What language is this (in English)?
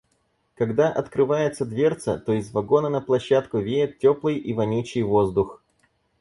Russian